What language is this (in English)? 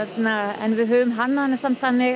Icelandic